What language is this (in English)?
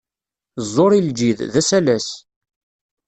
Kabyle